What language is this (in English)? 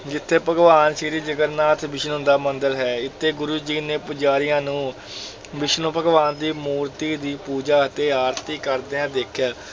Punjabi